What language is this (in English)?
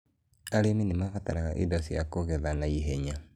Kikuyu